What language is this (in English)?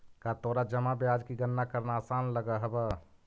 Magahi